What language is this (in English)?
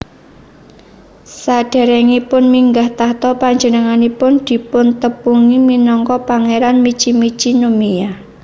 Javanese